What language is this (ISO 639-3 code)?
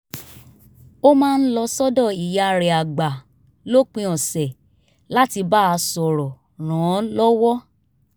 yor